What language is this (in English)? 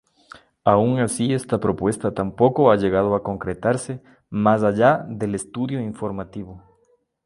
Spanish